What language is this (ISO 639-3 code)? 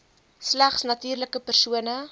afr